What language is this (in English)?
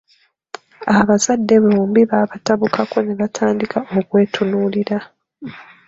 Ganda